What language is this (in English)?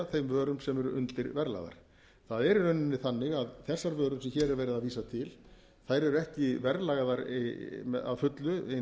Icelandic